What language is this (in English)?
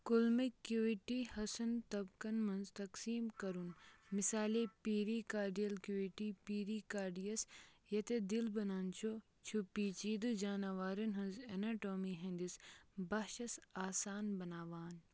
Kashmiri